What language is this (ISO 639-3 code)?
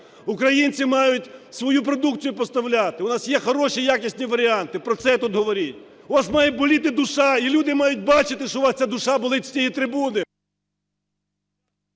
ukr